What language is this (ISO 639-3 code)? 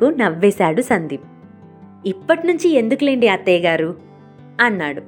tel